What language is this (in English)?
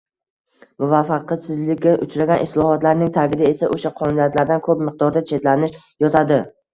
Uzbek